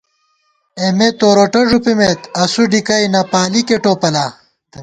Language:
Gawar-Bati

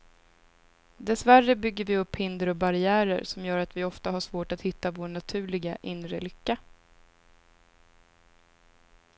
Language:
Swedish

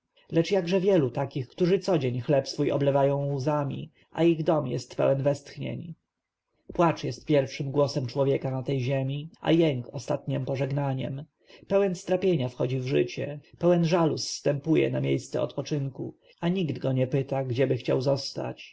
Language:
Polish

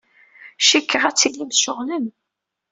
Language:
Kabyle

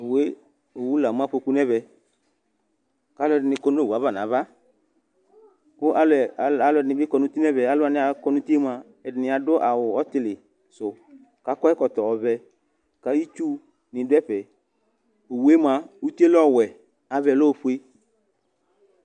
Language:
Ikposo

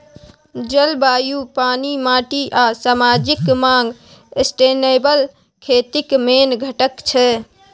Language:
Maithili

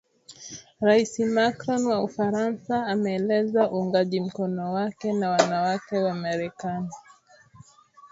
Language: Swahili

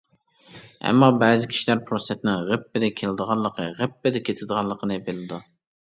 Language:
Uyghur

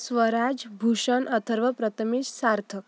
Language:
Marathi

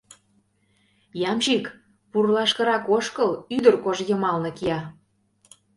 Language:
Mari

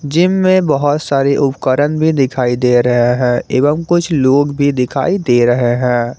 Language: Hindi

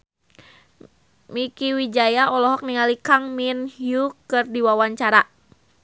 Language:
Sundanese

